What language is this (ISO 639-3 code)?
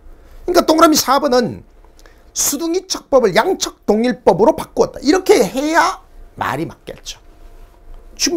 kor